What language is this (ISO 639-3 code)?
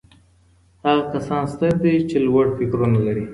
pus